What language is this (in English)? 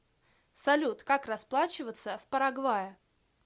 Russian